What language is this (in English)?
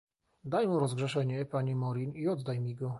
Polish